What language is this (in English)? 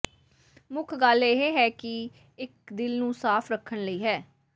Punjabi